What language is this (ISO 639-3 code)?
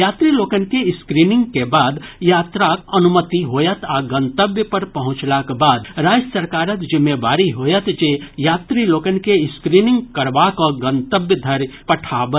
mai